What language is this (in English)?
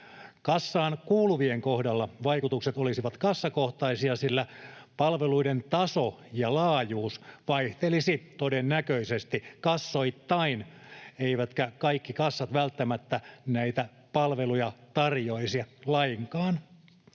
Finnish